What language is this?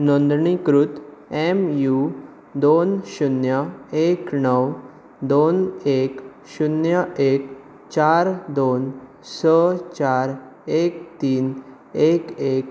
Konkani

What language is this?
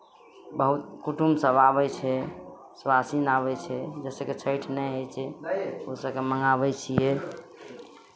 Maithili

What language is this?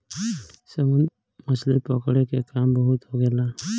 Bhojpuri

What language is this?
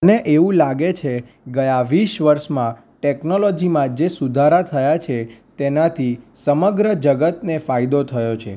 Gujarati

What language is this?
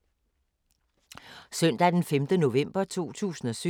Danish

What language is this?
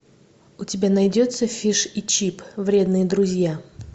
Russian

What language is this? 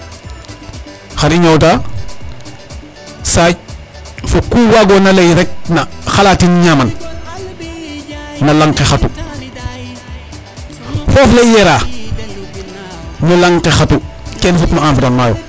Serer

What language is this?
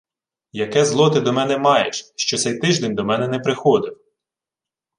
Ukrainian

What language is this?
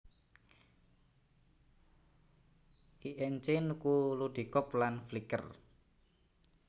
Javanese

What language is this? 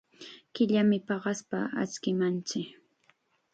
Chiquián Ancash Quechua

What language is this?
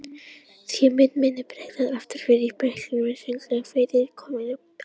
Icelandic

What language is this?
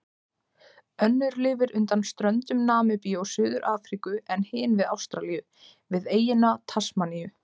Icelandic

